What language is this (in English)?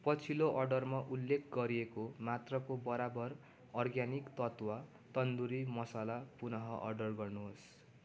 Nepali